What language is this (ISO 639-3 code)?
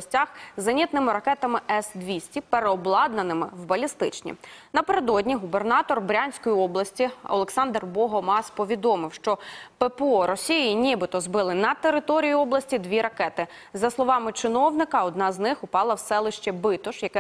ukr